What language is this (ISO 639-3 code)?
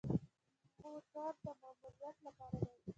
pus